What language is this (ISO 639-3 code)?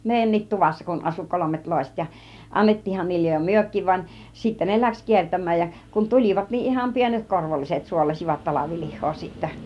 fin